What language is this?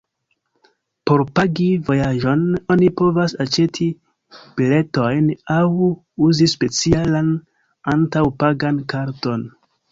Esperanto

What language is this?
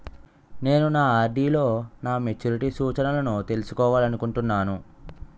Telugu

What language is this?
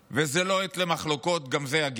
Hebrew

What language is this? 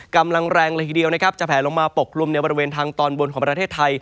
Thai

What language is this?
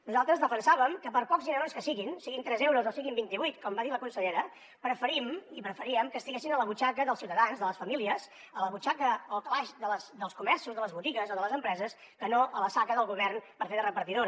Catalan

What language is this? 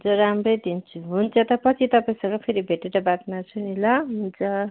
Nepali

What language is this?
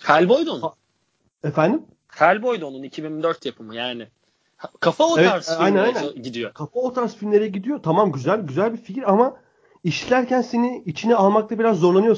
Turkish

